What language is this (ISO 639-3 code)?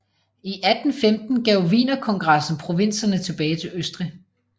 dan